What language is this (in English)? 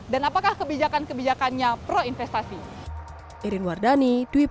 Indonesian